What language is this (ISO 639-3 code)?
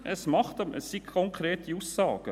gsw